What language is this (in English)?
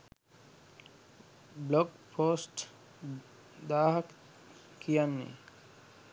Sinhala